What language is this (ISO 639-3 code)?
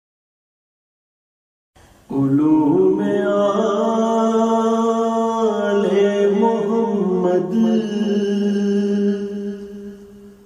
ron